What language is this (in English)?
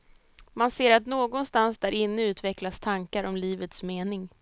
Swedish